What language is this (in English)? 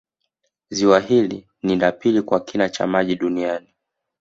Swahili